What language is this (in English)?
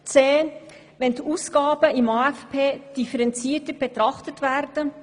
Swiss German